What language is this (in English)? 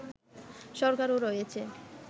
Bangla